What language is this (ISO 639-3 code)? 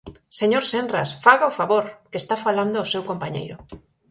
glg